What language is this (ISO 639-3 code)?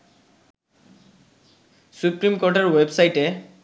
ben